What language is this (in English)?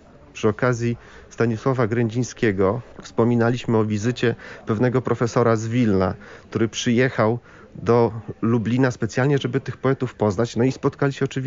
Polish